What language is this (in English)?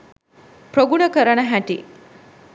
Sinhala